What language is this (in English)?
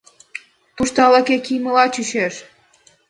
Mari